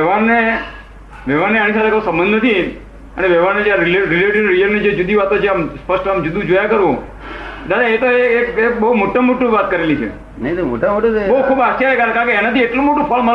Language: Gujarati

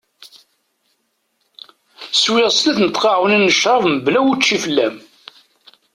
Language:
Kabyle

